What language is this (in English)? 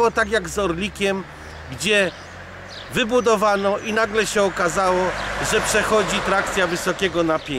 Polish